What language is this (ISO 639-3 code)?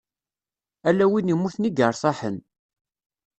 kab